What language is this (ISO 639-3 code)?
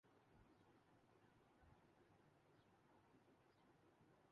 urd